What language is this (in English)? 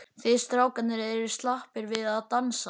Icelandic